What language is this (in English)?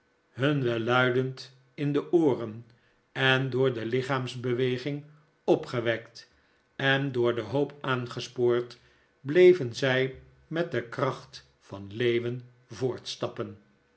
Dutch